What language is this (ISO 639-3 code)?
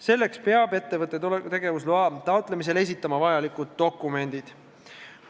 est